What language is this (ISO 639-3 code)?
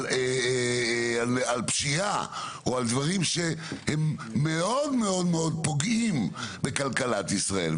heb